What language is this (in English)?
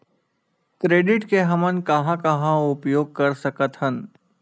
Chhattisgarhi